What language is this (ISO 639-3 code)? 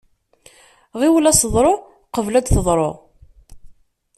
kab